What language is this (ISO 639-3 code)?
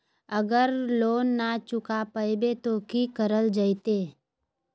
mag